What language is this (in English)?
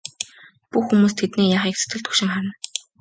Mongolian